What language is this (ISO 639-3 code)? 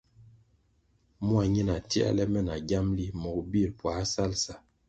nmg